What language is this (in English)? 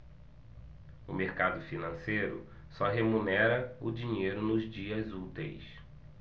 Portuguese